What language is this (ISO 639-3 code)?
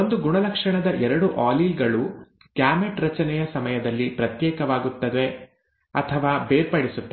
kan